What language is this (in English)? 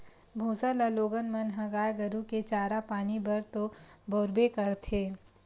Chhattisgarhi